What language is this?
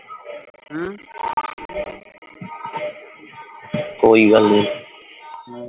Punjabi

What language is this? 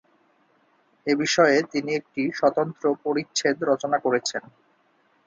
Bangla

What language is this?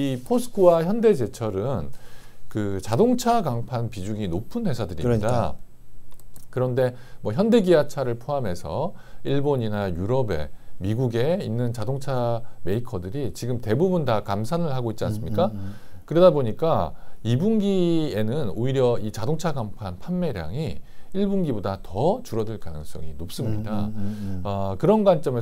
Korean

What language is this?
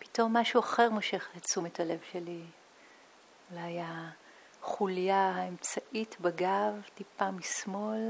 Hebrew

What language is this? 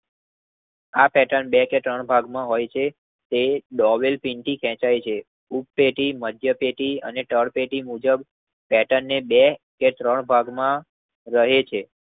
Gujarati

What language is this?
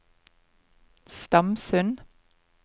Norwegian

